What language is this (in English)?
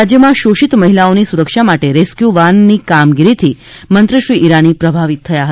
Gujarati